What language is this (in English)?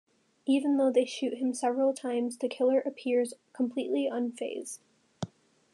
English